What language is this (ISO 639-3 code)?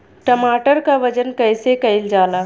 bho